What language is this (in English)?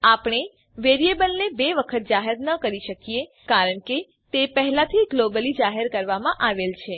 Gujarati